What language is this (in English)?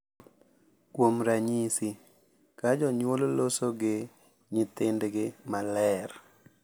Luo (Kenya and Tanzania)